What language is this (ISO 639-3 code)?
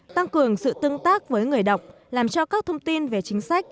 vie